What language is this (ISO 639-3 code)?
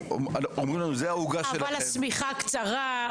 heb